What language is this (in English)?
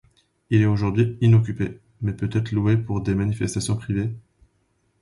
French